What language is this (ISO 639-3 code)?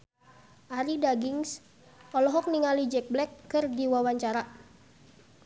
sun